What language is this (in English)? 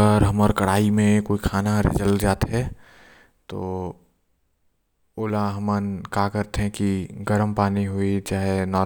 Korwa